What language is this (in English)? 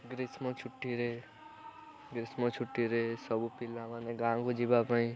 Odia